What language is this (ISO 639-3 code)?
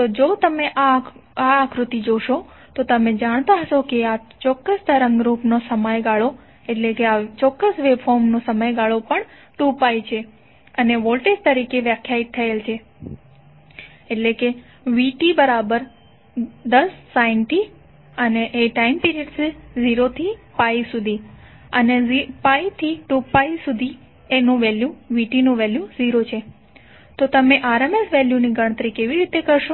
guj